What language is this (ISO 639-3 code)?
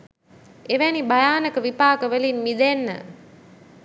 sin